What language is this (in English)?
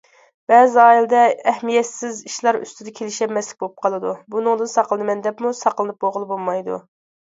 Uyghur